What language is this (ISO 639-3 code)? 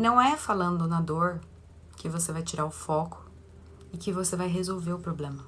por